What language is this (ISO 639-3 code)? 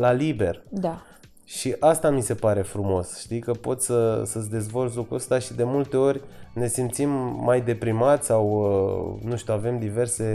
ron